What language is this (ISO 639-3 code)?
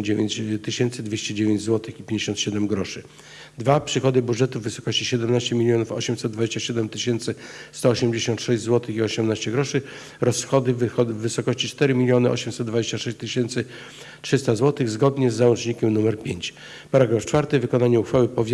pol